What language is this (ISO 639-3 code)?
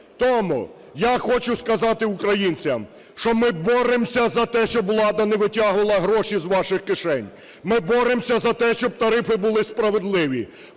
ukr